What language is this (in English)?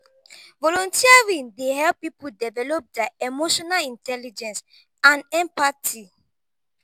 Nigerian Pidgin